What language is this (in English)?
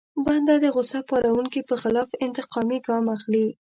Pashto